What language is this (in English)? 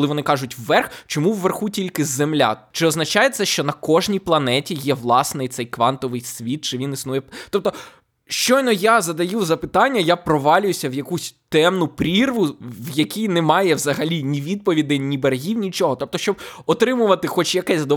Ukrainian